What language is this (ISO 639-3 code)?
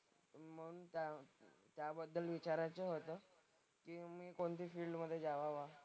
mar